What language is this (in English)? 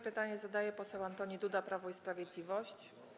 Polish